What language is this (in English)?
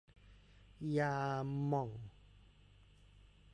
Thai